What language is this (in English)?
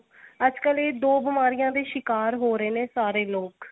Punjabi